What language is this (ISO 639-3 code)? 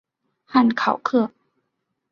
zho